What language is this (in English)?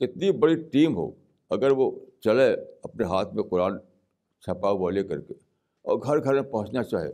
Urdu